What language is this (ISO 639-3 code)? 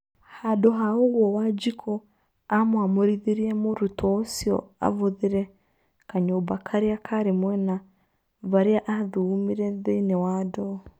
kik